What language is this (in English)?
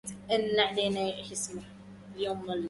Arabic